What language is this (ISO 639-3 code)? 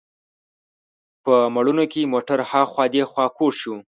pus